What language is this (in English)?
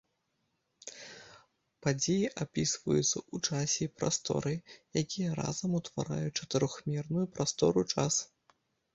Belarusian